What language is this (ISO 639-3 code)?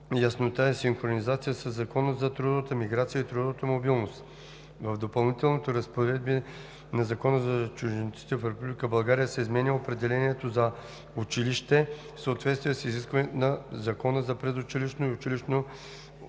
bul